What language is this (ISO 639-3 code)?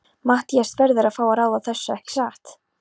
isl